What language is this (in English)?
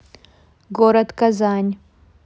Russian